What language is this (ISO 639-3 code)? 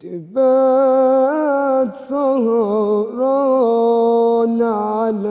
ara